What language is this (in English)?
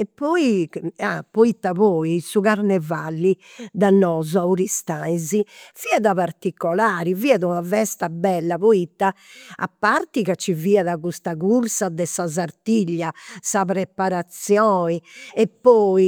Campidanese Sardinian